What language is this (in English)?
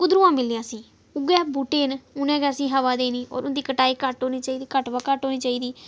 Dogri